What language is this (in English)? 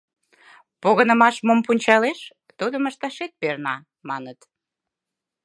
Mari